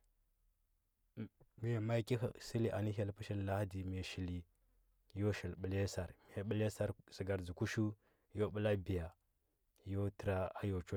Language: Huba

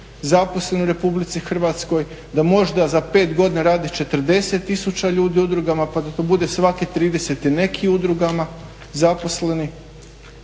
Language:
Croatian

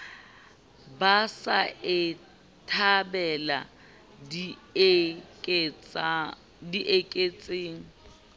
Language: Southern Sotho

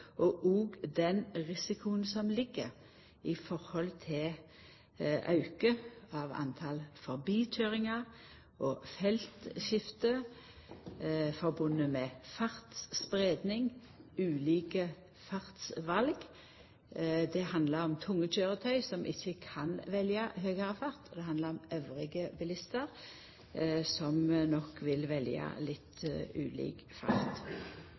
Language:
Norwegian Nynorsk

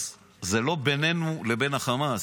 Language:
Hebrew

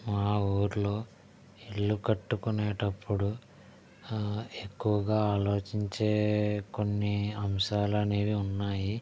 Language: Telugu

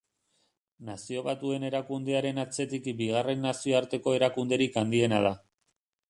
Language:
Basque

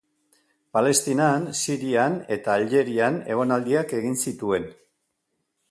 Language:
Basque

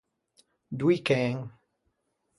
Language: Ligurian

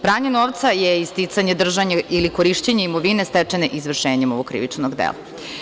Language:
Serbian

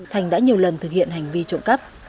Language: Vietnamese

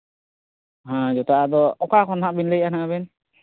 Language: Santali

